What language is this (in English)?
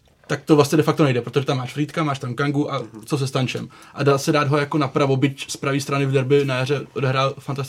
Czech